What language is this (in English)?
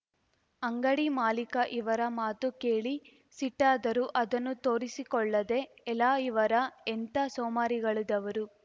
Kannada